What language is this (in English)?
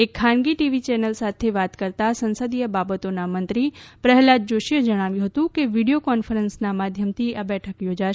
Gujarati